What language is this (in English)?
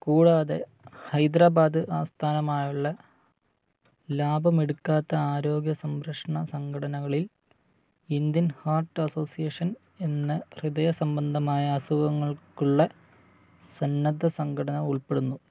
Malayalam